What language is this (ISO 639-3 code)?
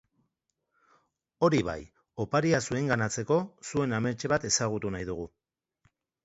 eus